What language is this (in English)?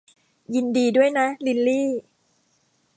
Thai